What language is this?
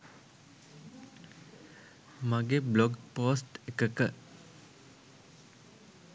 Sinhala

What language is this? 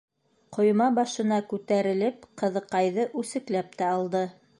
Bashkir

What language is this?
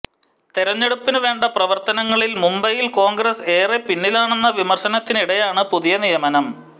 Malayalam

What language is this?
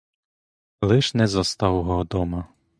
Ukrainian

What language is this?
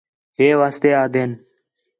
Khetrani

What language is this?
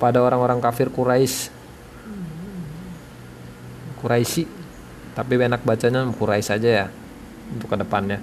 Indonesian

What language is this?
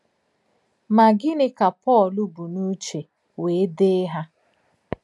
Igbo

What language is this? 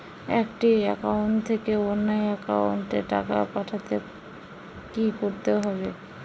Bangla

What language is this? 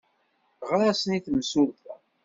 Kabyle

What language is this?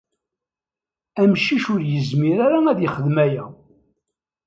Kabyle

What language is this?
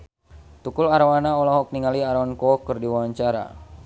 Sundanese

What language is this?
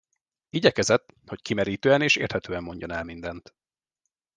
Hungarian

